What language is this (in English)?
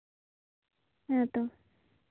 Santali